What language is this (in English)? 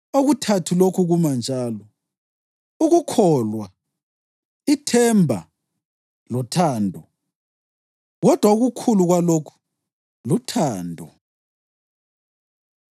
North Ndebele